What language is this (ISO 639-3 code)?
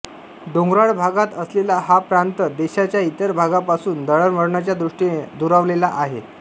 mar